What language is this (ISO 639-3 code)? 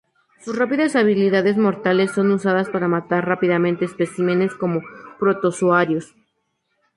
spa